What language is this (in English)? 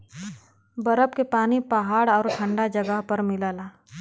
Bhojpuri